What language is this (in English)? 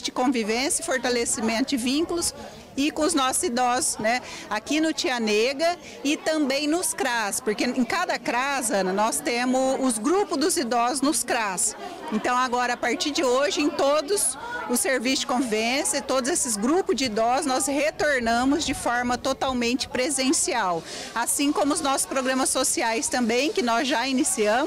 Portuguese